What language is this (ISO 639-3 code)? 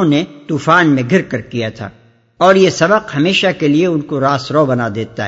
urd